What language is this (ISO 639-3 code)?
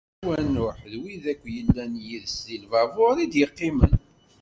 kab